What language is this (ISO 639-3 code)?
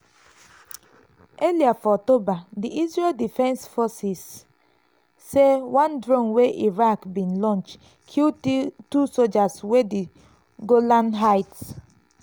pcm